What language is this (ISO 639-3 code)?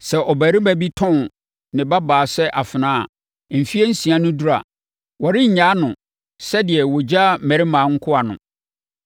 aka